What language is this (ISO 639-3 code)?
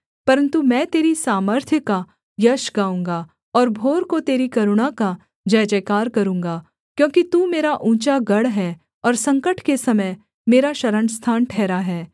hin